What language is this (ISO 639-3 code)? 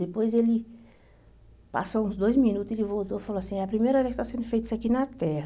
por